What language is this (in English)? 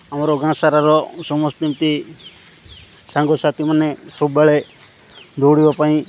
Odia